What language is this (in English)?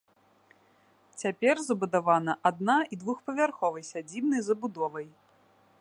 Belarusian